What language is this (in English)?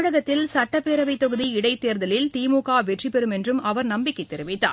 Tamil